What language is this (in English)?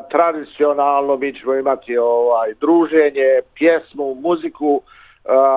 Croatian